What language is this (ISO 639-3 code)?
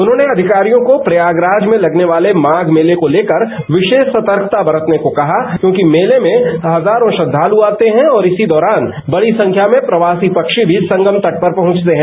hin